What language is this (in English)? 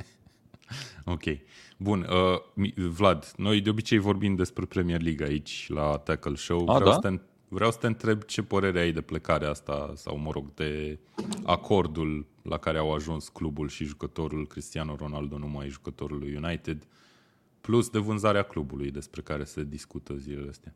Romanian